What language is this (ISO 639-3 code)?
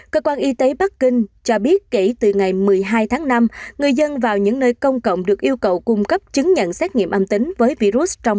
vie